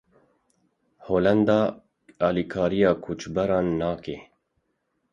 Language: Kurdish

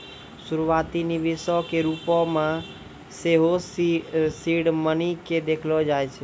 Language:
Maithili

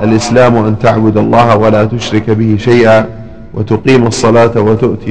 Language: Arabic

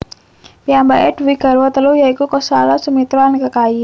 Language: Javanese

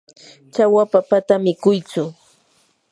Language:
Yanahuanca Pasco Quechua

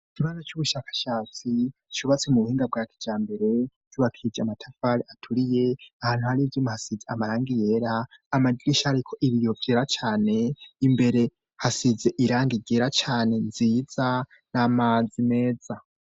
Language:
Rundi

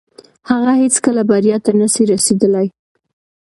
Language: Pashto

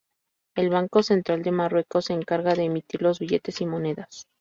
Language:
Spanish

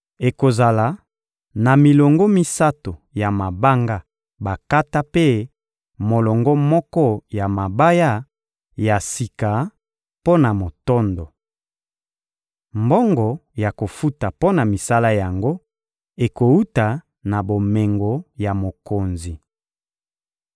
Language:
Lingala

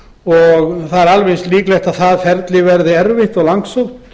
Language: Icelandic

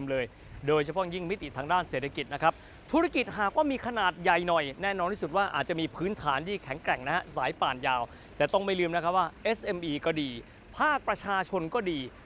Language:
Thai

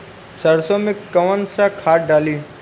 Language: Bhojpuri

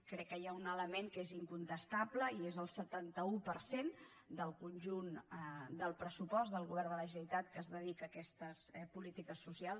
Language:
Catalan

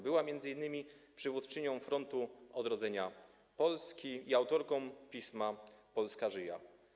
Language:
Polish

